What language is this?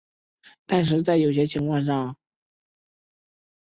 Chinese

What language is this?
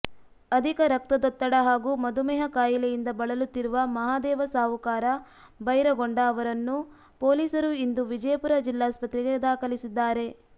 Kannada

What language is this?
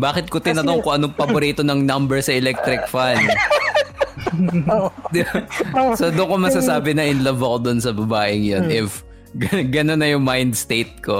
Filipino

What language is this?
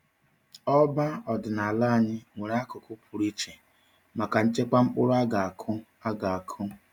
Igbo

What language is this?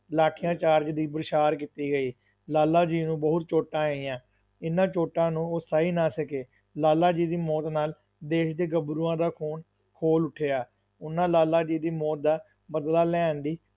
Punjabi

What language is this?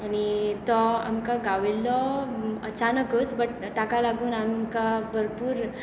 Konkani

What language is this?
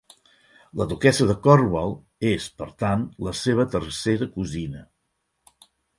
Catalan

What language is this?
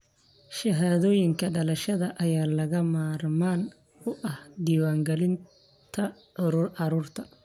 Somali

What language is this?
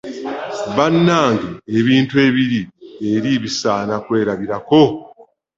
Ganda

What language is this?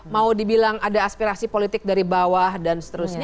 Indonesian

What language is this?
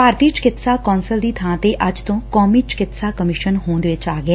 Punjabi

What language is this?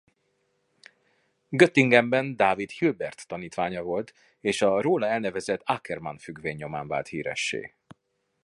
Hungarian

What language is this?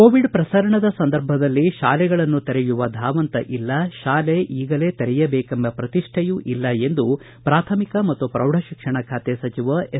Kannada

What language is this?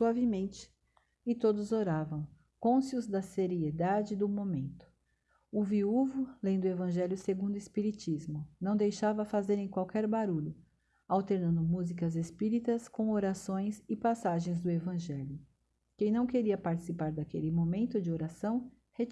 Portuguese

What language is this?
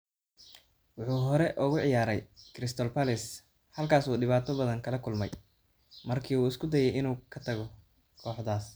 Somali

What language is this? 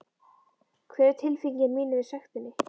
Icelandic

